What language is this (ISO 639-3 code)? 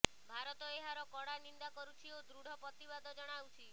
ori